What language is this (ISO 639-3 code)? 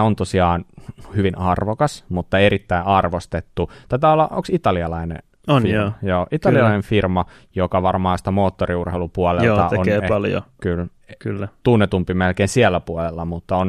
fin